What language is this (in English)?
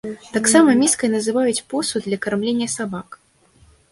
Belarusian